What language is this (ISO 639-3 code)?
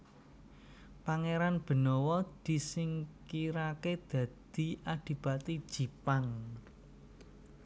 jav